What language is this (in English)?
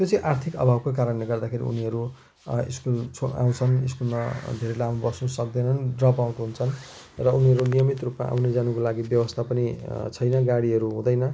Nepali